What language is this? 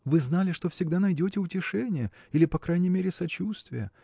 Russian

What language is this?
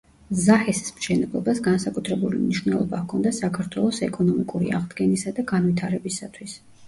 Georgian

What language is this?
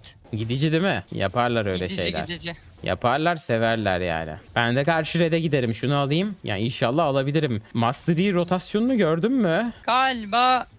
Turkish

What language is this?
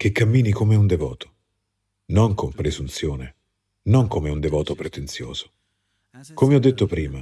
Italian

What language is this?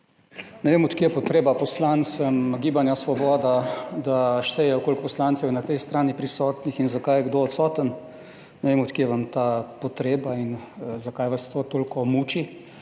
Slovenian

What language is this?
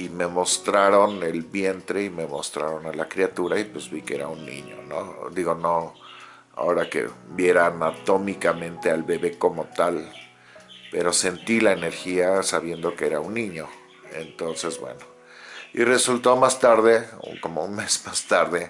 Spanish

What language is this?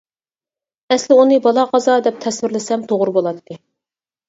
Uyghur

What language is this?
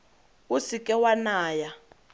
Tswana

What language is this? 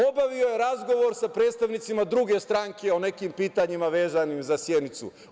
Serbian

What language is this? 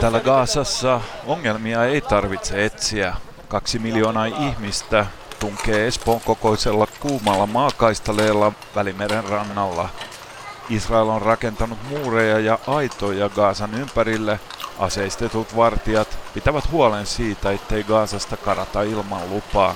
Finnish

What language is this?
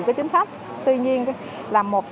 Vietnamese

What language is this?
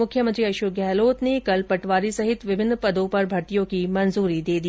Hindi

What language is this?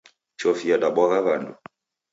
Taita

